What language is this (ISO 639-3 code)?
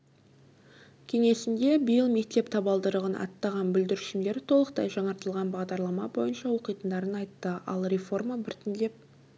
kaz